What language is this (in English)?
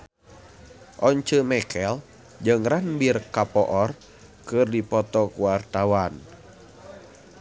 Sundanese